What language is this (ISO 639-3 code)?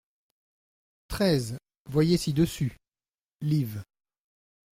fra